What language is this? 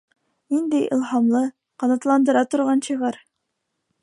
Bashkir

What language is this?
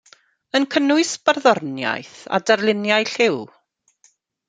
Welsh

